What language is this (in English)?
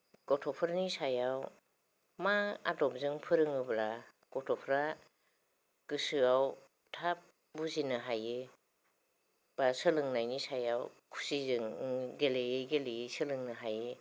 Bodo